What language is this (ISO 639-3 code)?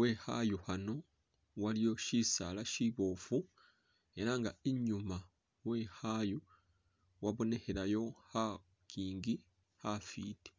myx